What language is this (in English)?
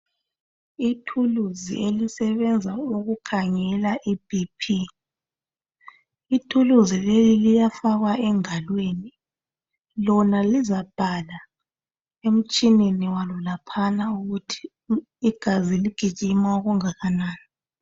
North Ndebele